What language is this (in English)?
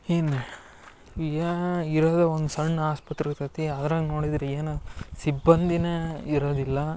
Kannada